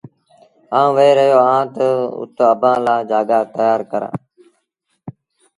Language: Sindhi Bhil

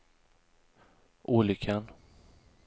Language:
Swedish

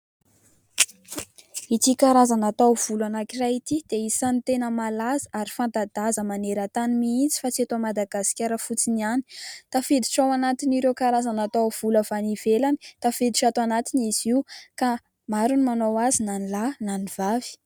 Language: Malagasy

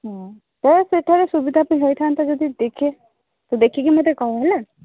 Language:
Odia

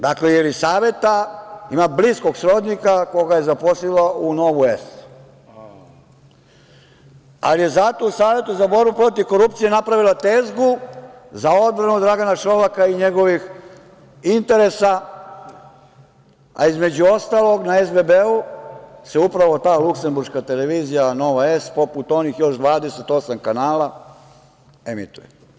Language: Serbian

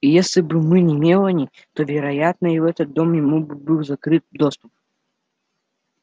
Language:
Russian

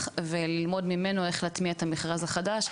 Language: Hebrew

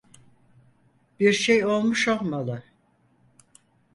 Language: Turkish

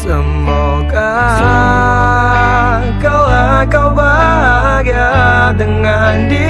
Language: Indonesian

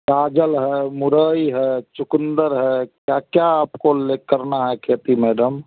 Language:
Hindi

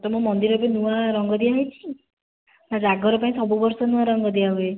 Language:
Odia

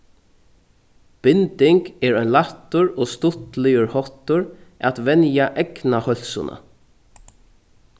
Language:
Faroese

